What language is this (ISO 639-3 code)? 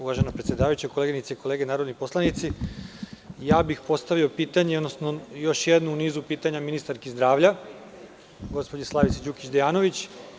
srp